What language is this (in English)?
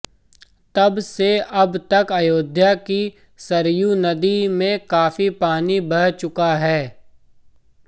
Hindi